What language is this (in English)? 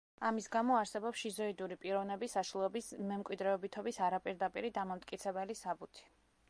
Georgian